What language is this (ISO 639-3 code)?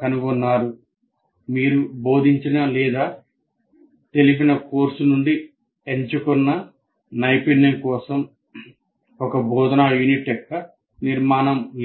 tel